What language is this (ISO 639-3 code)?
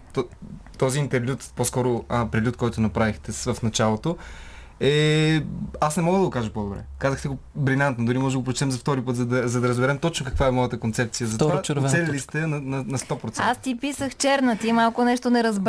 bul